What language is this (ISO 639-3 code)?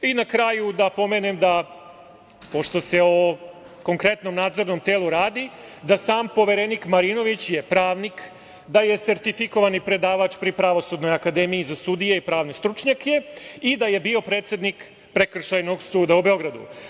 srp